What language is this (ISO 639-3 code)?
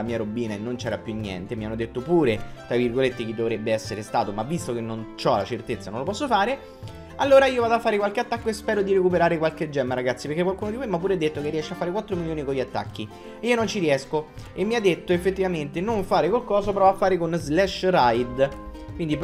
ita